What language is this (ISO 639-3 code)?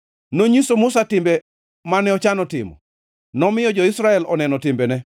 luo